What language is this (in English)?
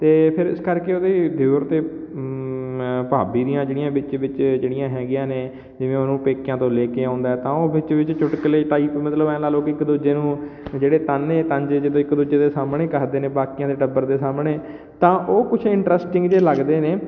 Punjabi